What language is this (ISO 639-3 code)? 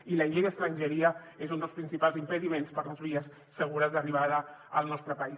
cat